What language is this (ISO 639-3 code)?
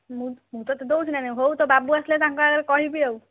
ori